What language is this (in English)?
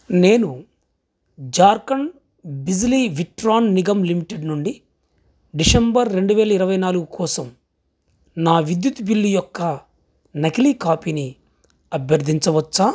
Telugu